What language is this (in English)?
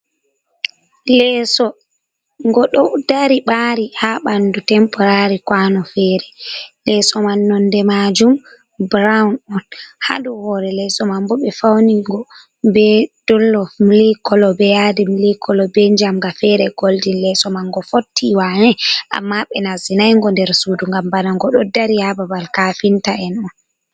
Fula